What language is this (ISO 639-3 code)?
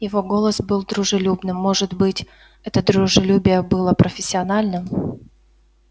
rus